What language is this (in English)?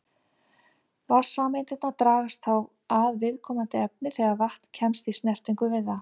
Icelandic